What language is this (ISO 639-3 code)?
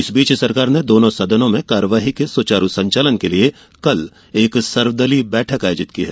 hin